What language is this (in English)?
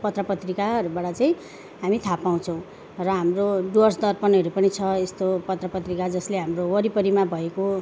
Nepali